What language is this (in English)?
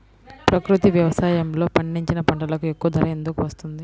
Telugu